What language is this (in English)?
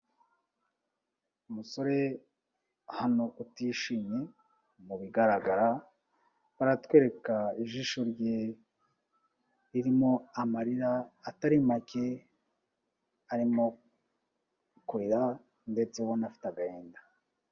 Kinyarwanda